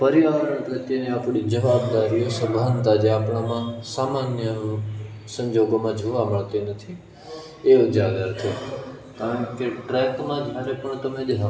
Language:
Gujarati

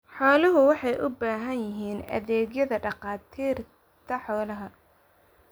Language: Somali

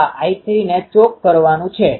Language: Gujarati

